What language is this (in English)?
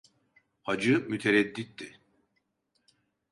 Turkish